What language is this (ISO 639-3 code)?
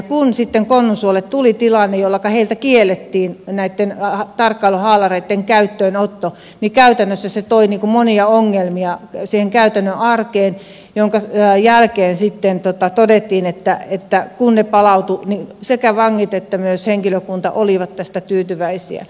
fin